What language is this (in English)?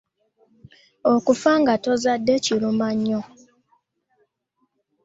Ganda